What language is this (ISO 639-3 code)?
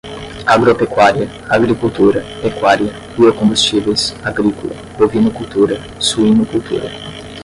por